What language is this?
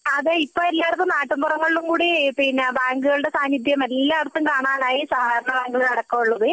Malayalam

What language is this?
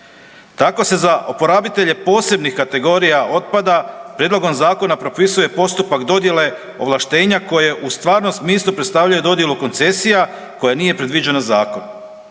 Croatian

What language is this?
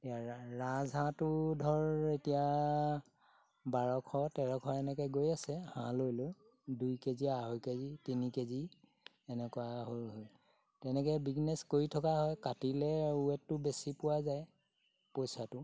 Assamese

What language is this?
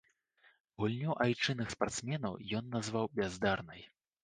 Belarusian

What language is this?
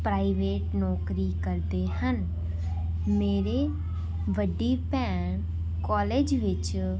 Punjabi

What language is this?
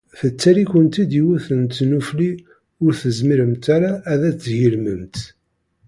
Kabyle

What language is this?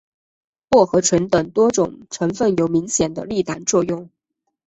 Chinese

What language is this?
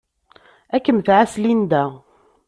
Kabyle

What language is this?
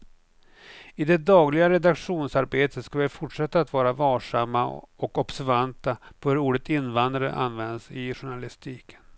Swedish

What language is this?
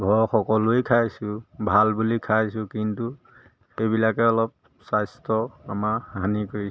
Assamese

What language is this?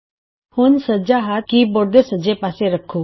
Punjabi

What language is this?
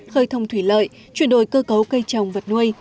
Vietnamese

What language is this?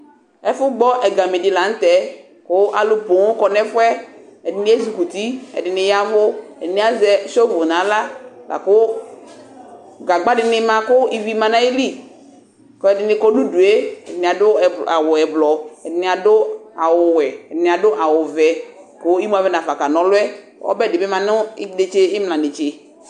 Ikposo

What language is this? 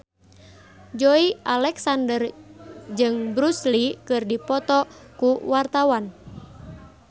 Sundanese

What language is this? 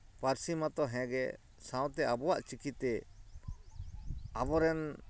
Santali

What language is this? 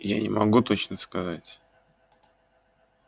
Russian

